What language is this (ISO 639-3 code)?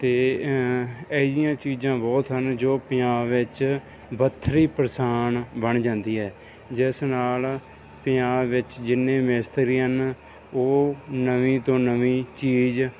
pan